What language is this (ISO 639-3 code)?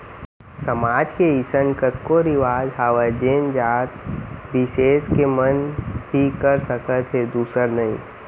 hne